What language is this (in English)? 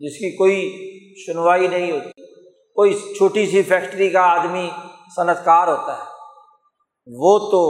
Urdu